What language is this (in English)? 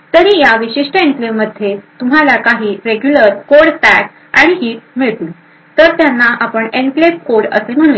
Marathi